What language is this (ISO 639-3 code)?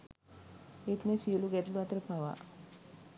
sin